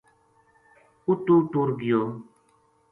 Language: Gujari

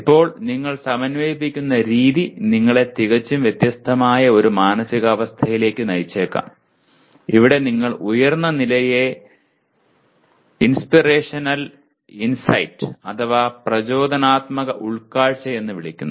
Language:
Malayalam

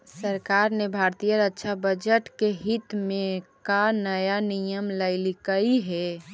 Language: Magahi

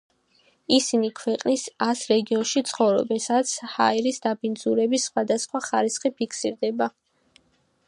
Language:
Georgian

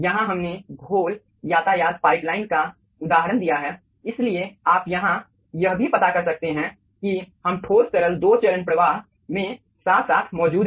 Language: Hindi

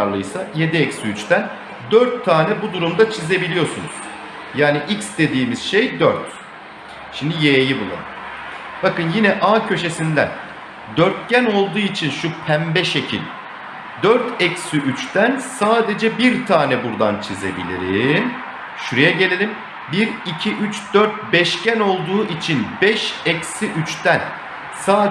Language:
Turkish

